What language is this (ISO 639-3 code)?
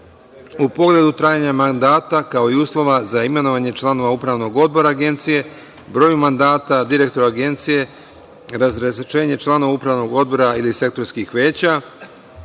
srp